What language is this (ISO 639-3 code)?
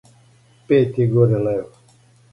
srp